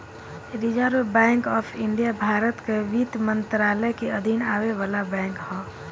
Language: Bhojpuri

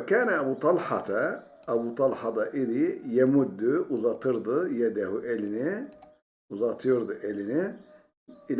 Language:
Turkish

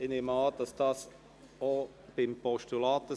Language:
Swiss German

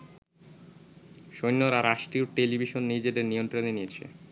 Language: Bangla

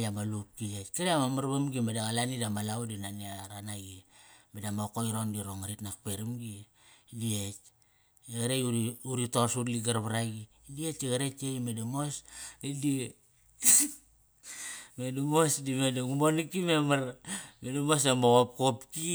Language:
Kairak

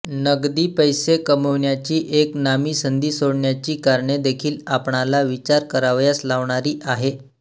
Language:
Marathi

